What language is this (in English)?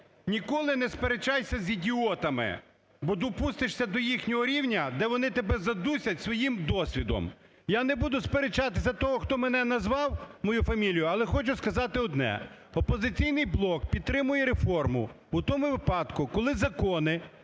Ukrainian